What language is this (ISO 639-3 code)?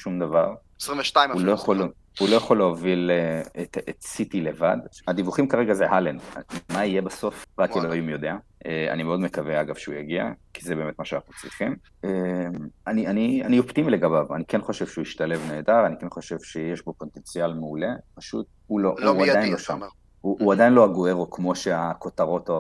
heb